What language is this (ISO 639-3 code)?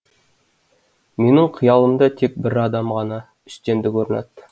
kaz